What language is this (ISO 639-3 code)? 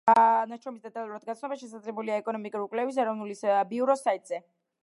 kat